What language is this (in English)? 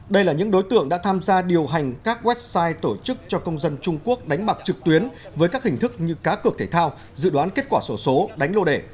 Vietnamese